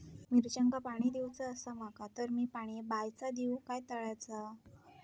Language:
Marathi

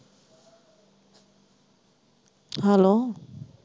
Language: Punjabi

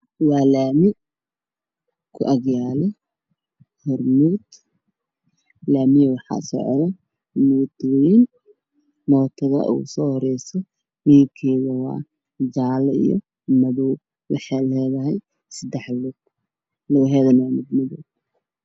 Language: Somali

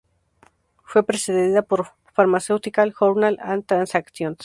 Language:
Spanish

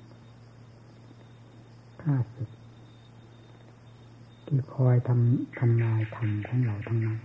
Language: Thai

